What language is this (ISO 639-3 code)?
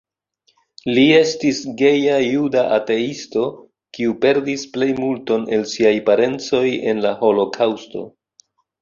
epo